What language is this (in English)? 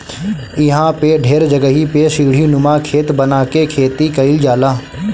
Bhojpuri